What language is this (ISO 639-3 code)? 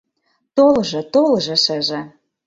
chm